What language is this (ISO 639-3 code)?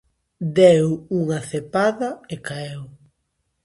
glg